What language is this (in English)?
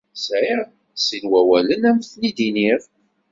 Kabyle